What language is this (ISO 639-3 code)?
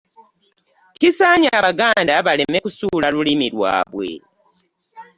lug